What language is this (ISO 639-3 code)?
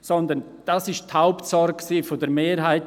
gsw